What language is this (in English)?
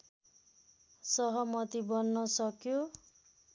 Nepali